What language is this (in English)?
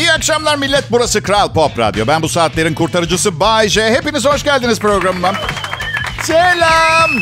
Turkish